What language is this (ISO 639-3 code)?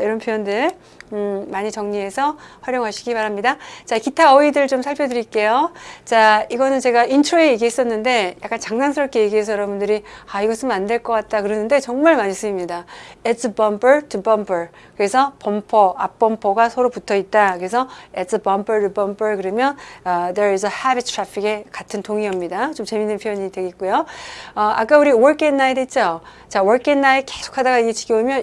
kor